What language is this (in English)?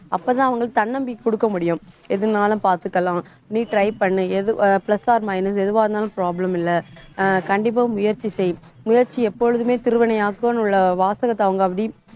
Tamil